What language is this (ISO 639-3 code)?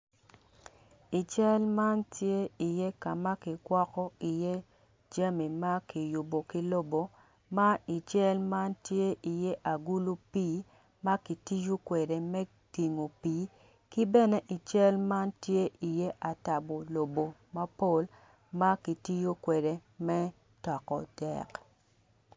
ach